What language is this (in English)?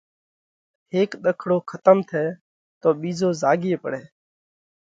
Parkari Koli